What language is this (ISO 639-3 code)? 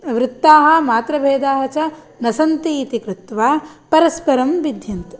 san